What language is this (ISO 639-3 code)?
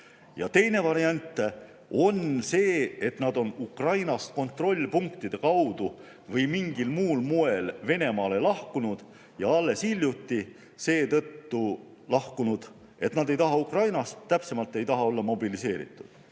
est